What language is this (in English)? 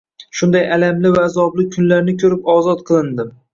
Uzbek